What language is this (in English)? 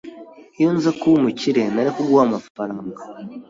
Kinyarwanda